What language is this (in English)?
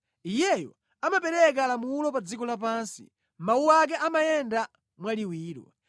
Nyanja